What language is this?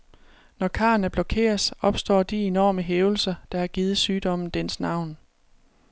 Danish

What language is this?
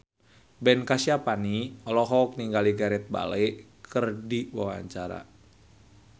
Sundanese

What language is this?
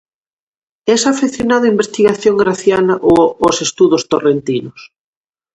Galician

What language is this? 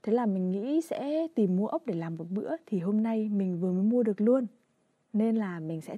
Vietnamese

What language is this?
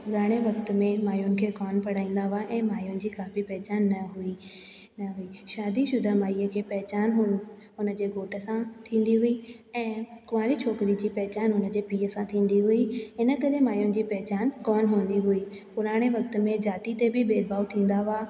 Sindhi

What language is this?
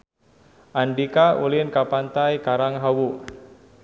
Sundanese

